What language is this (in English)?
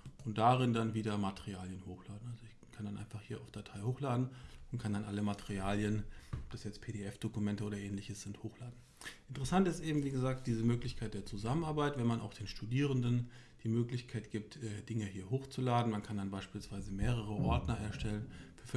German